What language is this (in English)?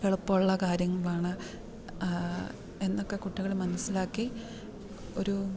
Malayalam